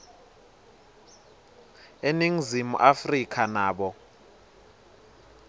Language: Swati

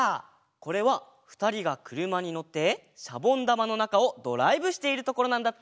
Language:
Japanese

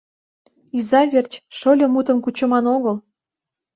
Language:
Mari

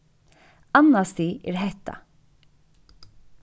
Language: Faroese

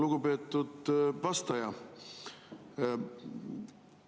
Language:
Estonian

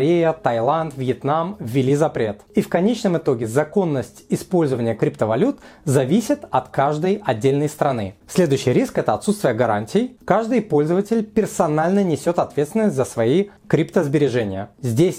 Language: Russian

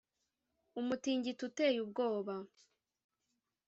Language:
Kinyarwanda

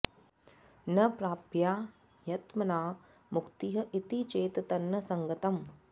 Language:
Sanskrit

